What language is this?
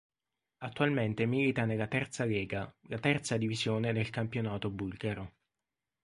Italian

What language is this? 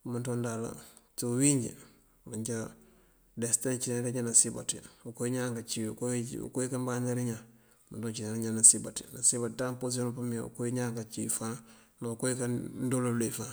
Mandjak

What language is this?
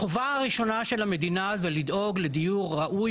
Hebrew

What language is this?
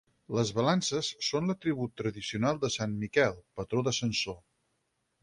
Catalan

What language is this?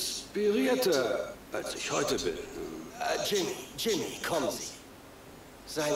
German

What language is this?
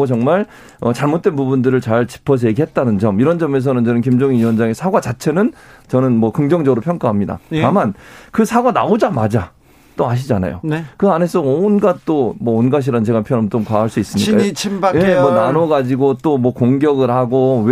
Korean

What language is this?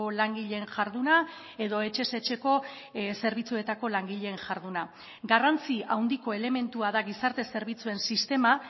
Basque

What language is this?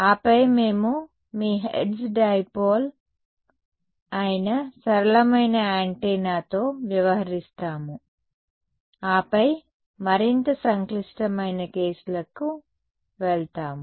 Telugu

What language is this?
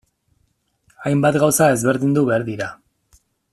Basque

